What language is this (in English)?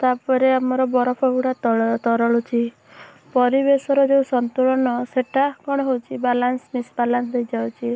Odia